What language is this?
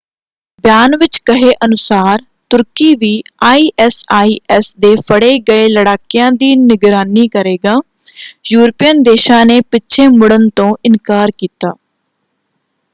Punjabi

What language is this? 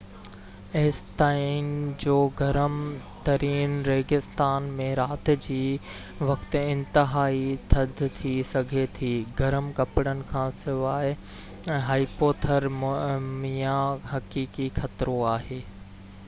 Sindhi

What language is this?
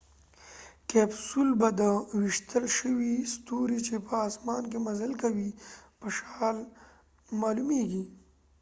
Pashto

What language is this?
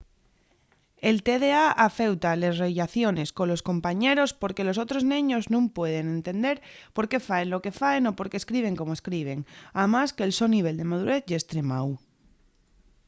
Asturian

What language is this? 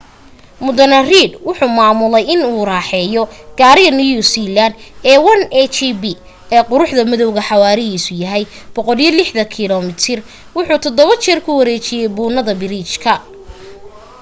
Somali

